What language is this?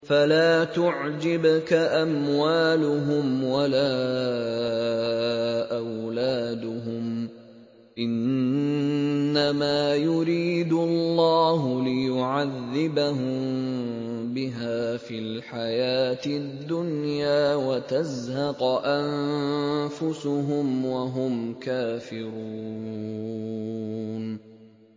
Arabic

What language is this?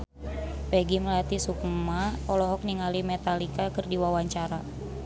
Sundanese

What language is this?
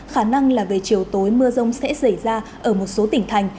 Vietnamese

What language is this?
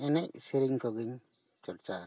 Santali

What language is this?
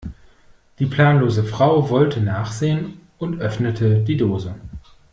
German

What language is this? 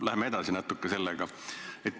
Estonian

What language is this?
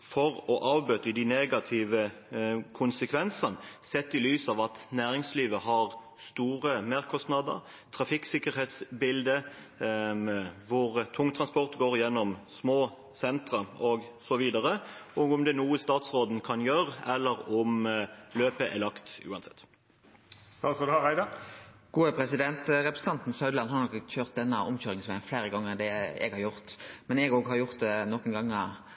Norwegian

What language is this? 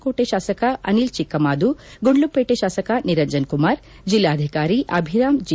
Kannada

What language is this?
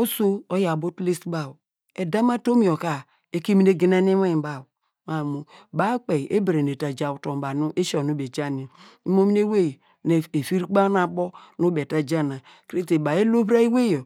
Degema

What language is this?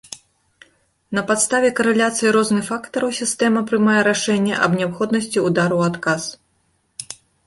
Belarusian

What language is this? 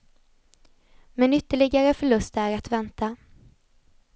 Swedish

